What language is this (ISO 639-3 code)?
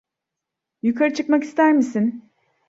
tur